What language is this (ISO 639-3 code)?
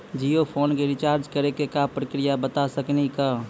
mai